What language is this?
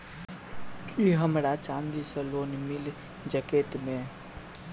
Maithili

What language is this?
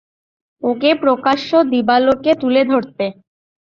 Bangla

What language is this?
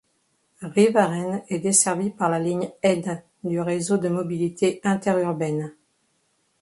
French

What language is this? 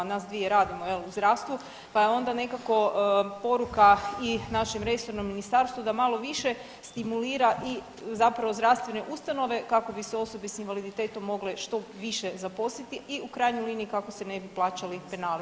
Croatian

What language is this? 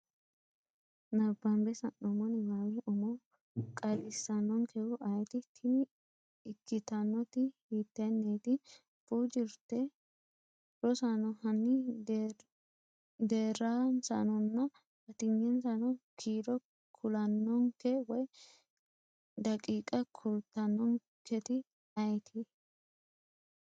Sidamo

